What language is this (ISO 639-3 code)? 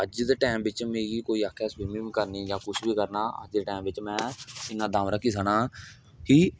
doi